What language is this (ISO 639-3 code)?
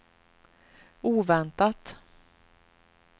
swe